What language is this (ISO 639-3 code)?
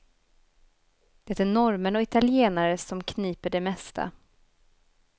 swe